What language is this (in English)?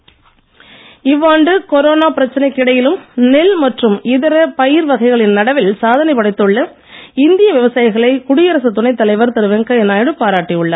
Tamil